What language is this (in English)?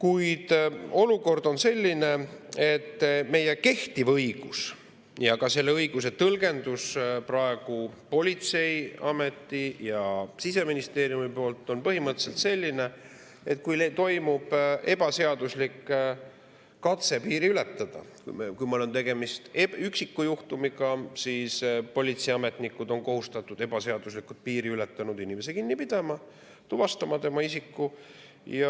Estonian